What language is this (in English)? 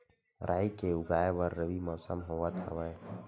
Chhattisgarhi